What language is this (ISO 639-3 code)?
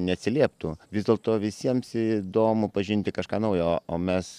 lit